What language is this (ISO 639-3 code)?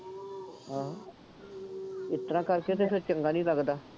pan